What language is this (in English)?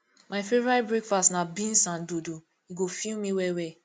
Nigerian Pidgin